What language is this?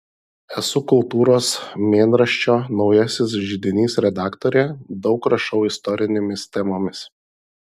Lithuanian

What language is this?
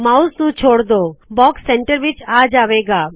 Punjabi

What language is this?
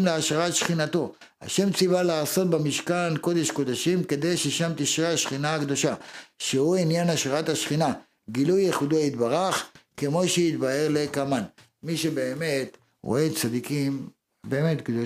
Hebrew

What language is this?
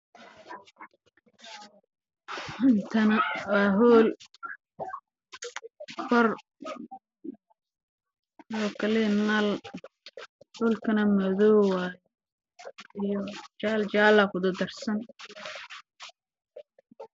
Somali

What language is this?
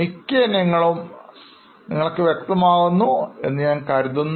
Malayalam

